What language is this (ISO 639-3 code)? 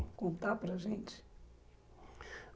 por